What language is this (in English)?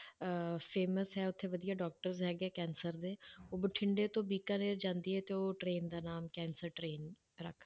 Punjabi